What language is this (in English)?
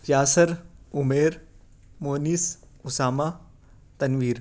Urdu